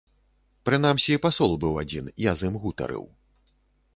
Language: Belarusian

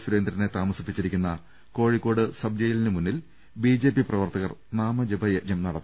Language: Malayalam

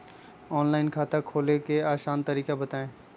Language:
Magahi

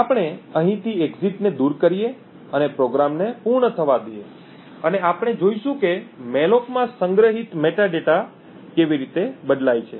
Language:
Gujarati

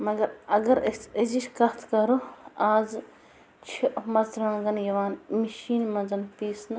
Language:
Kashmiri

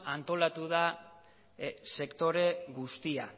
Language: Basque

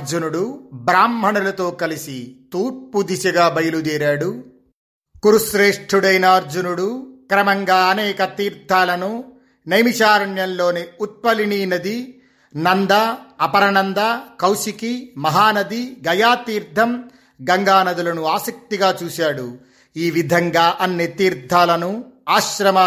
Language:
Telugu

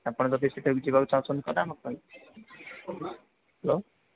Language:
Odia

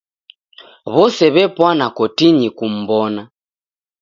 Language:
Taita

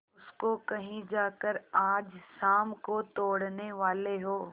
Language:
Hindi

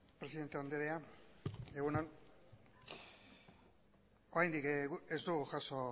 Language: Basque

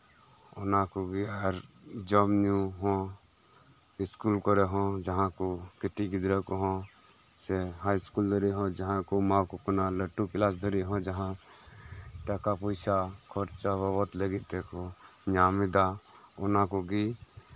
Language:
Santali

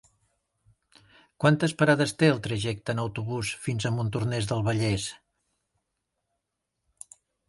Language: Catalan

